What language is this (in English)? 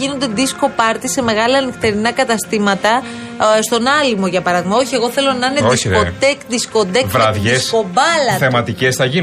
Greek